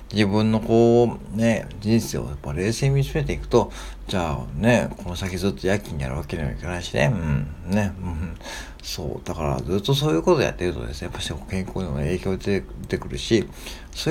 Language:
Japanese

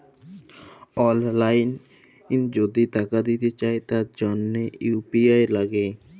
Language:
Bangla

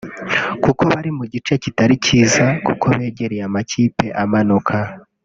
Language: Kinyarwanda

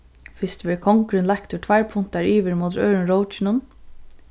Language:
Faroese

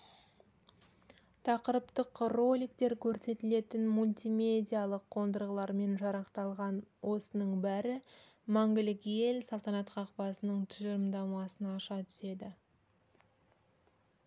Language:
Kazakh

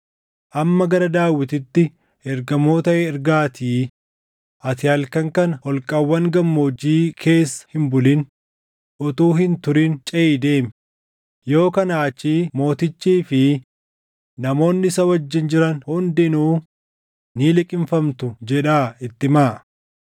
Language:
Oromo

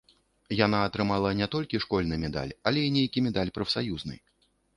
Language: Belarusian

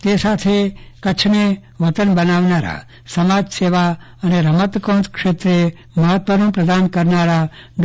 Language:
Gujarati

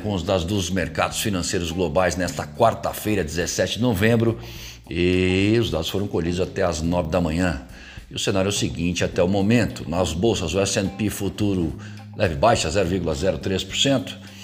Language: Portuguese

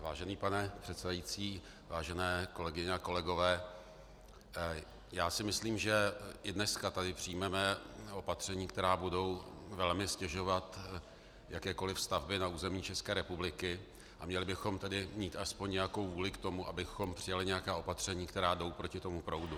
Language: Czech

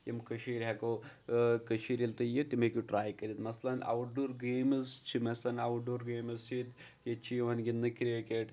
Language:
Kashmiri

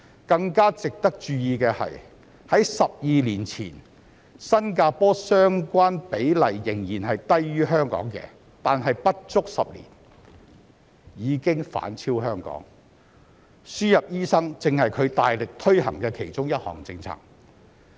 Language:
Cantonese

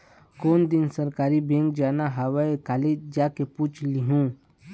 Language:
Chhattisgarhi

